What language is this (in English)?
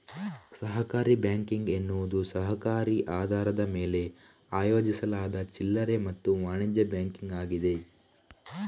Kannada